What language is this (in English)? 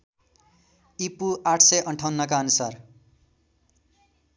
Nepali